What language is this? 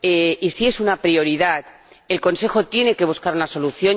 Spanish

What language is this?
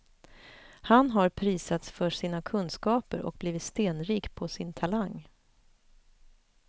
Swedish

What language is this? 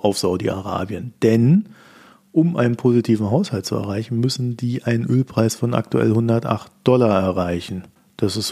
German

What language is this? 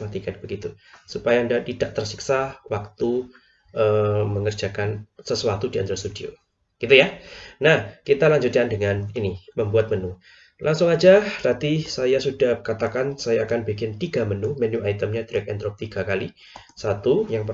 Indonesian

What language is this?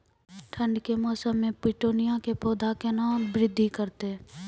Maithili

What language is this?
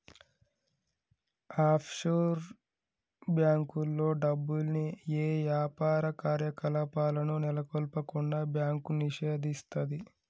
Telugu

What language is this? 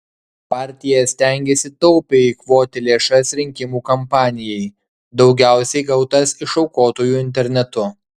Lithuanian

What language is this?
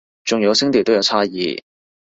Cantonese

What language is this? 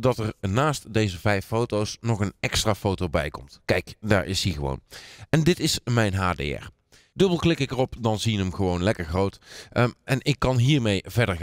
Dutch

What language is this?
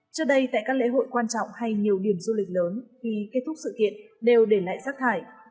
Vietnamese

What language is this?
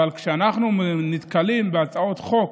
Hebrew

